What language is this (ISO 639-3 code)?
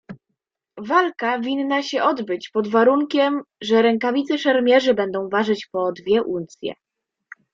pol